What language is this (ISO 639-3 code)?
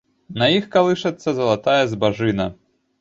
bel